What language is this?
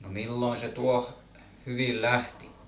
Finnish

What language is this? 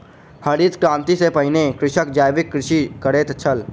Maithili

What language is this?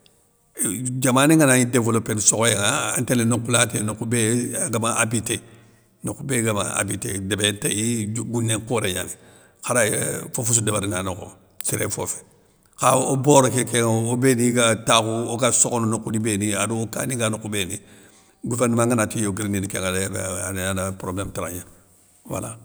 Soninke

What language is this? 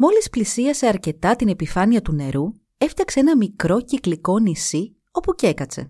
Greek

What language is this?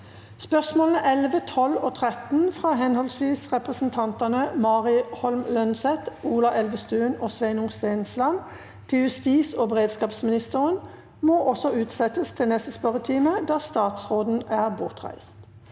Norwegian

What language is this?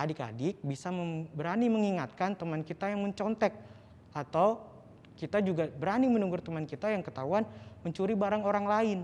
Indonesian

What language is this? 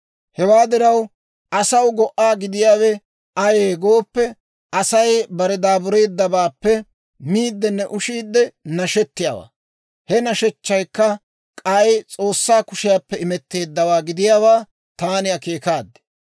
Dawro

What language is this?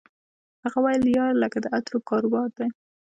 Pashto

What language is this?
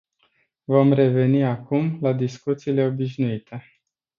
Romanian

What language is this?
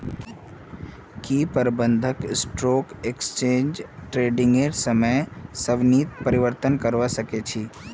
Magahi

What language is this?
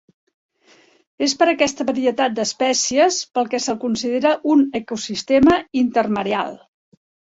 Catalan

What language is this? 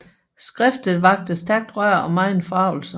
Danish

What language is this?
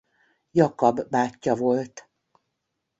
Hungarian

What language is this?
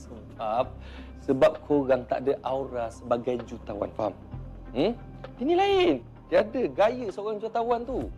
Malay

